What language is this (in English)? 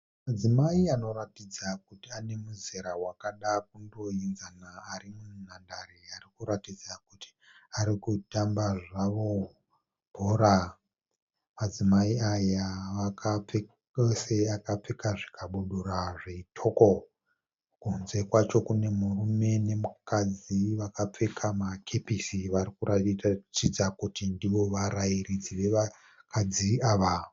Shona